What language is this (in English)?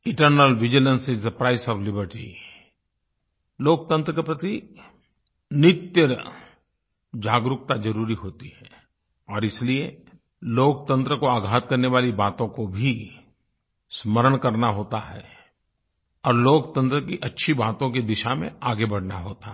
Hindi